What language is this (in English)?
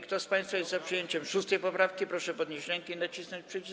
Polish